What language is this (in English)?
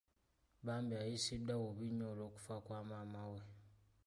Ganda